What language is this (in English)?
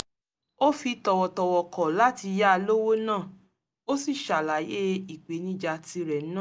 Yoruba